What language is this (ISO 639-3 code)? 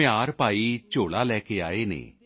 pan